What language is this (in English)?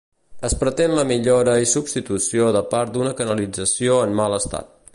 Catalan